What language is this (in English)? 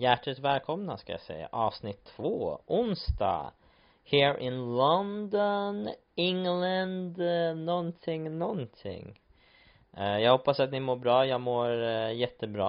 Swedish